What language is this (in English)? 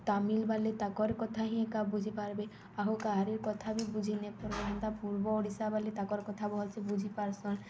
Odia